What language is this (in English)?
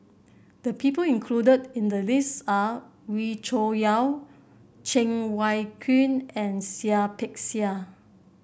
English